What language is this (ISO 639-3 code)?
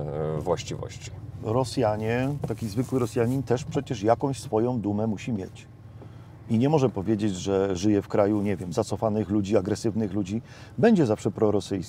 pol